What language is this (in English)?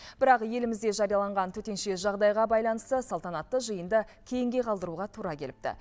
Kazakh